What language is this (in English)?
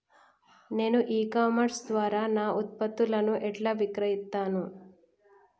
Telugu